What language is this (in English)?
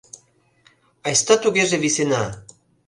Mari